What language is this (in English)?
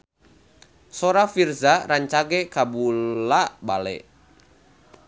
Sundanese